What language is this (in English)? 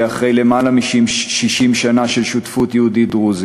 Hebrew